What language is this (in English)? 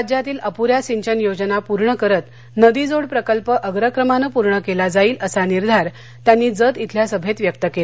Marathi